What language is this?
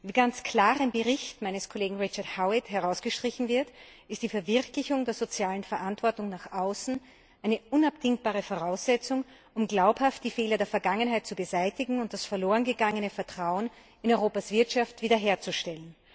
German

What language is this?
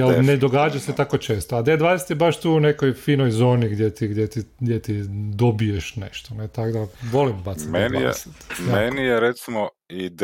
Croatian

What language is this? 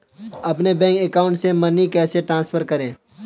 Hindi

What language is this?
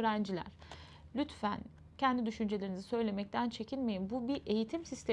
Turkish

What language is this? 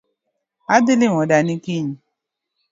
Luo (Kenya and Tanzania)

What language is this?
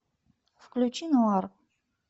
Russian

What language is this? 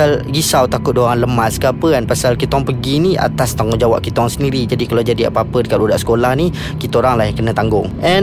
Malay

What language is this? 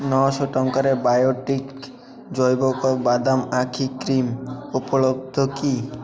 Odia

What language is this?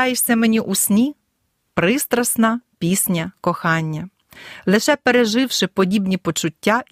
Ukrainian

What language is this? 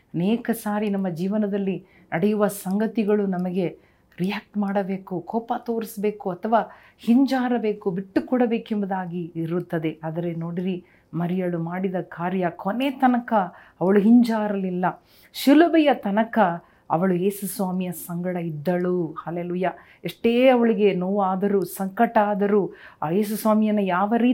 Kannada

